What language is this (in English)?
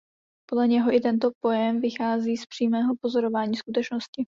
Czech